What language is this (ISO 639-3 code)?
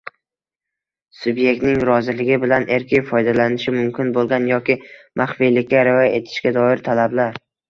uzb